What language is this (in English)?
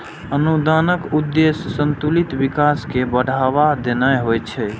Maithili